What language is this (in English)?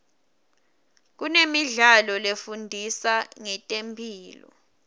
Swati